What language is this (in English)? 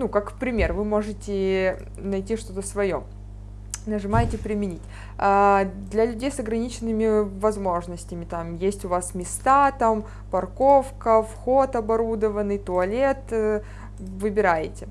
Russian